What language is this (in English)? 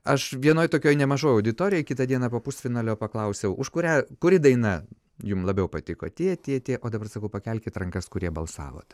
Lithuanian